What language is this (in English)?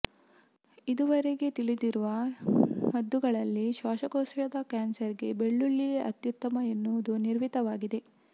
Kannada